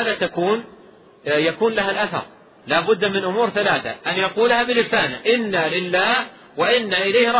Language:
Arabic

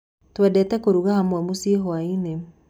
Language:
Kikuyu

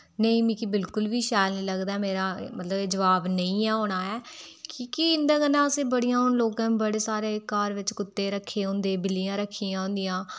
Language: Dogri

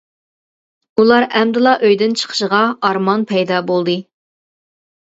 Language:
Uyghur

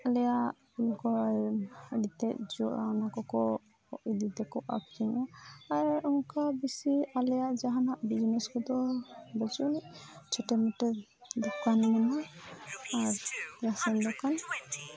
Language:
Santali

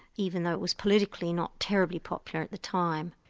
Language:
English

